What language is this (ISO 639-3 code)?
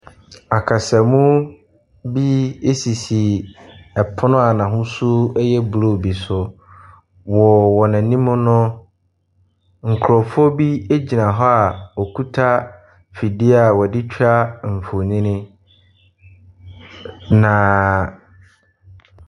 aka